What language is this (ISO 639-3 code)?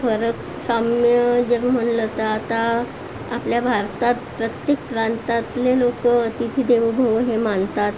mar